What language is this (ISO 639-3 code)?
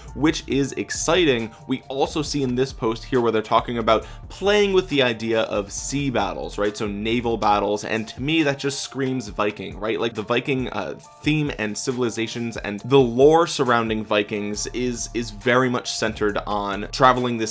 eng